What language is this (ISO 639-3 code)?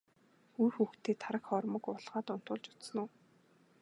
mon